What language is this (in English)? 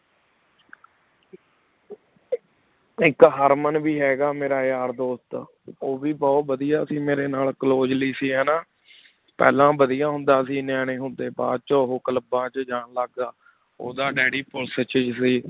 Punjabi